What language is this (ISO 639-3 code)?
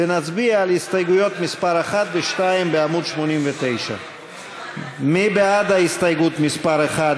heb